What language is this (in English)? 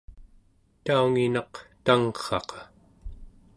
Central Yupik